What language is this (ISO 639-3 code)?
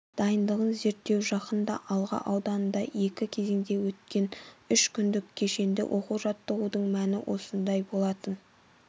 kaz